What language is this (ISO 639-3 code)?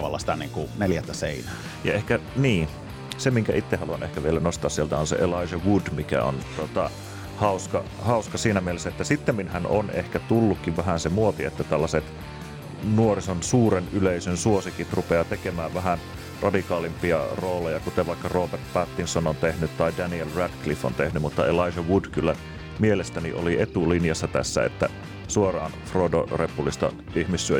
fin